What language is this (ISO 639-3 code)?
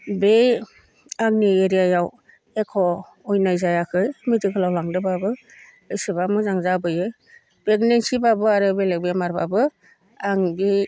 brx